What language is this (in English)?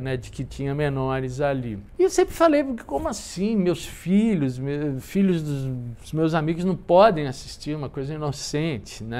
Portuguese